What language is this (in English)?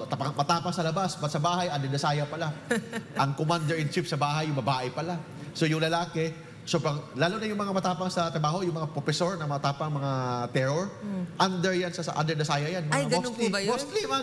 Filipino